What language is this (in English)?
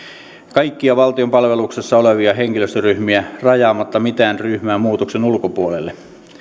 Finnish